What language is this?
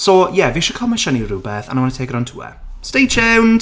Welsh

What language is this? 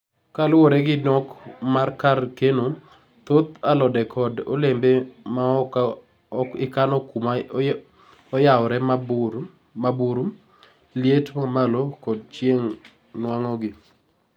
Luo (Kenya and Tanzania)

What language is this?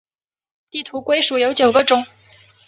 Chinese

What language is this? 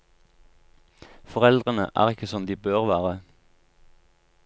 Norwegian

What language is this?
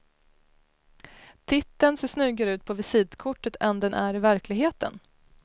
Swedish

